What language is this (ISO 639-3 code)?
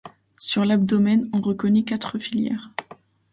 fra